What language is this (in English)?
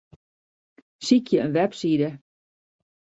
Western Frisian